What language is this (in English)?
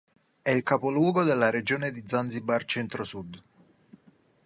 Italian